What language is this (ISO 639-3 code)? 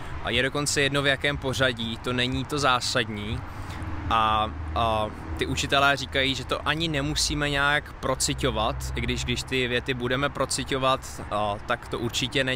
ces